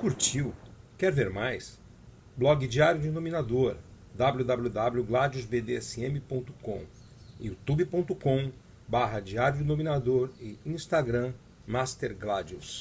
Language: Portuguese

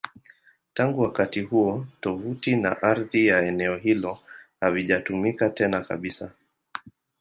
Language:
Swahili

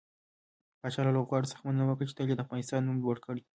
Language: Pashto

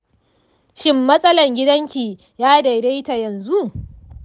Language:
Hausa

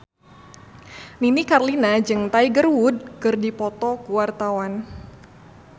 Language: Sundanese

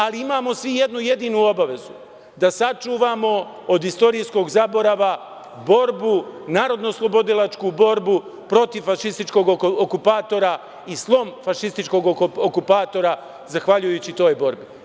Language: Serbian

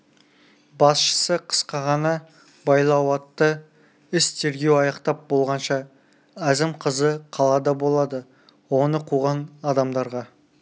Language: Kazakh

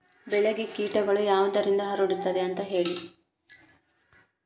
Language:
Kannada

